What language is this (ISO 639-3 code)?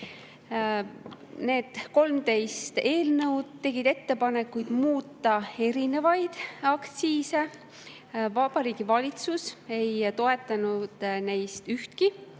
est